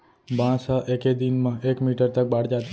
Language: Chhattisgarhi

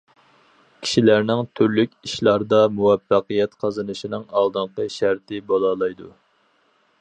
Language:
Uyghur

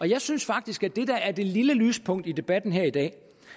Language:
Danish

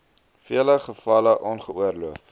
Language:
Afrikaans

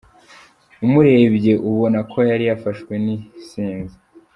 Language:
Kinyarwanda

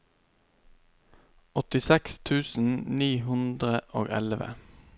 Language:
Norwegian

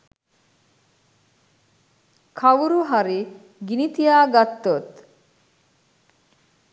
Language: Sinhala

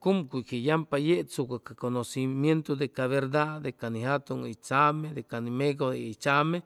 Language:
Chimalapa Zoque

